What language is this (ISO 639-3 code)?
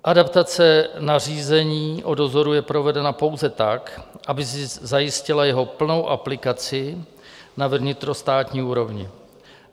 ces